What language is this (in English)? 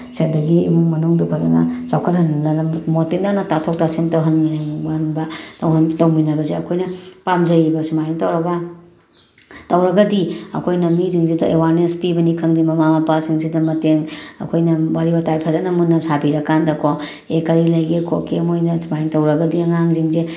Manipuri